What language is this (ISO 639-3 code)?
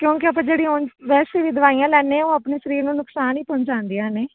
pan